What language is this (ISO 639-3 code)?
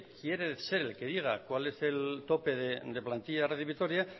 spa